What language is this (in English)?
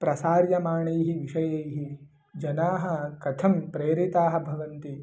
Sanskrit